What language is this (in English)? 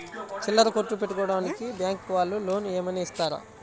Telugu